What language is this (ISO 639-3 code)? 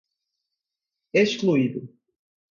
por